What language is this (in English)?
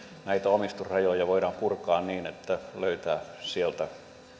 Finnish